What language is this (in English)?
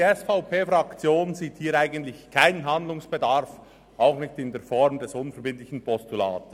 Swiss German